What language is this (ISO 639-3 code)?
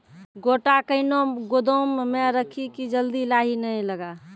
mai